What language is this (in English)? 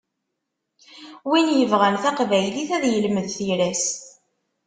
Kabyle